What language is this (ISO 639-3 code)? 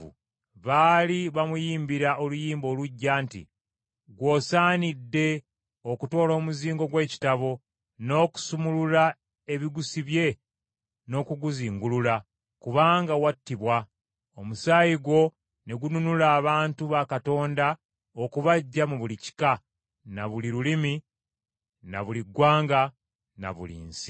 lug